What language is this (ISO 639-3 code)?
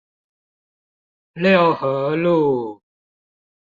zho